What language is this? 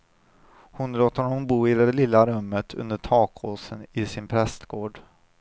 Swedish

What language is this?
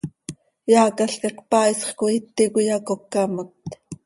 Seri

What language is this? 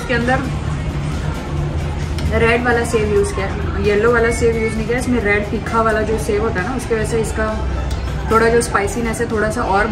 Hindi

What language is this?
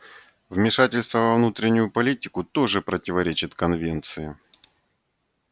Russian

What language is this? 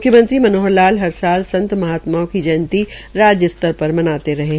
Hindi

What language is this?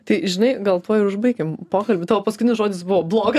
Lithuanian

